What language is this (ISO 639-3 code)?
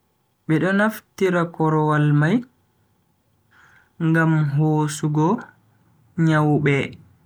fui